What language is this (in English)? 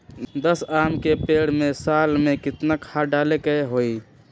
Magahi